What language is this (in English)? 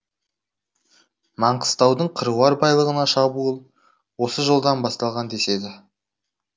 Kazakh